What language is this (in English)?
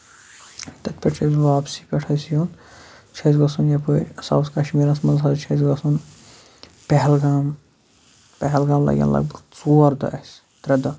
Kashmiri